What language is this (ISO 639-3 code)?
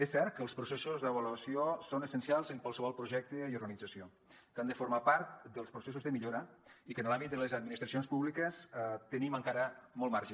cat